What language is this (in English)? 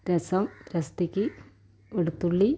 Malayalam